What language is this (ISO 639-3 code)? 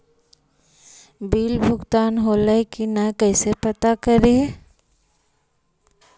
mag